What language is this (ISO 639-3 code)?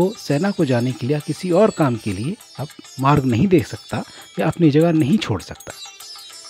hin